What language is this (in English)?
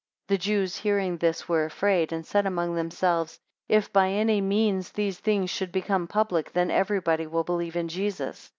English